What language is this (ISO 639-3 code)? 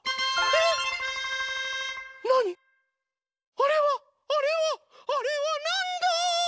jpn